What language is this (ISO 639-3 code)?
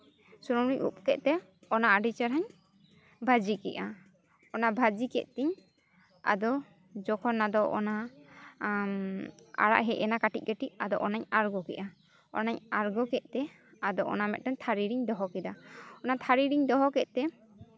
sat